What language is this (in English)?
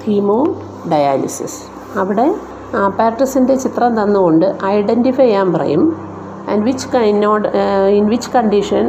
Malayalam